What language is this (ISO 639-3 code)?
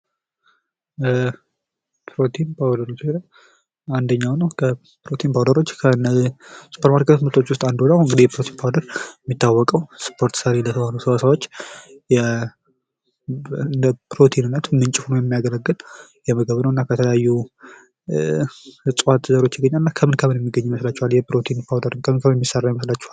amh